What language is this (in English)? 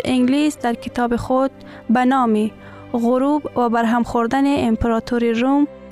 Persian